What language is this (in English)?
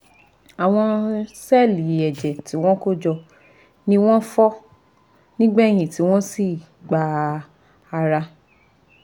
Yoruba